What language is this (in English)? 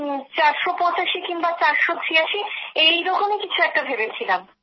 Bangla